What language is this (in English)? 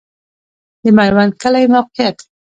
Pashto